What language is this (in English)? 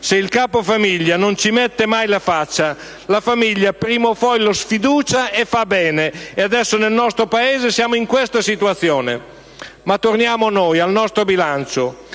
Italian